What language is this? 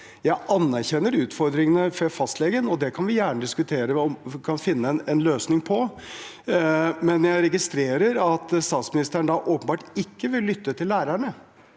Norwegian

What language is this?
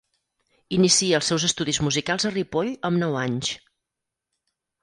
Catalan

